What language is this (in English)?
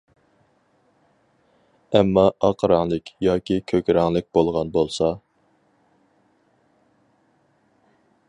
Uyghur